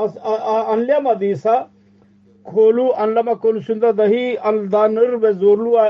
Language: Turkish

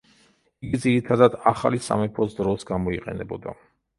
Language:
Georgian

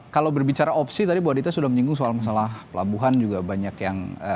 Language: Indonesian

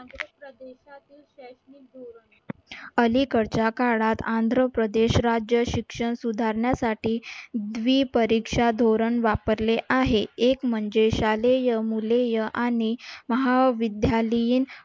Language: Marathi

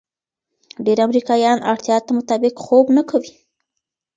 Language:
Pashto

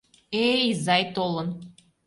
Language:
Mari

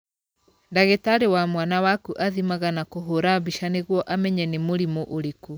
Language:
Kikuyu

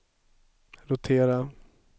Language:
Swedish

